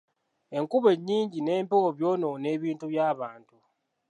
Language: Ganda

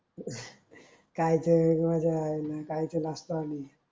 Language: Marathi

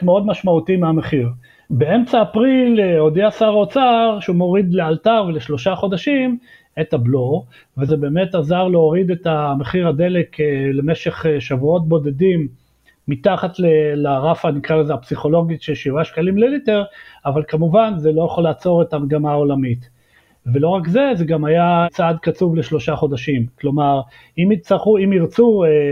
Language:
Hebrew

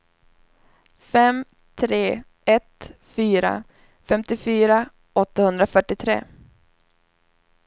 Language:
Swedish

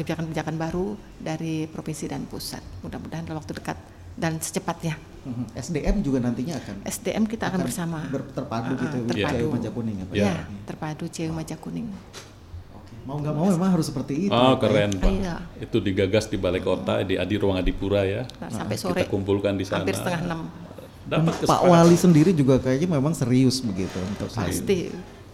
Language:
Indonesian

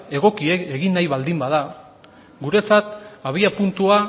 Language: Basque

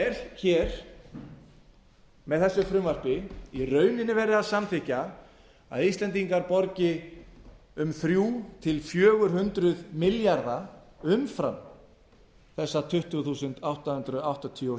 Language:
Icelandic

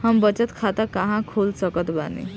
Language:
Bhojpuri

